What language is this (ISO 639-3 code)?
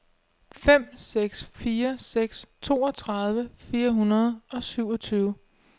dan